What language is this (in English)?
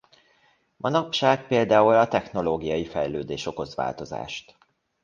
Hungarian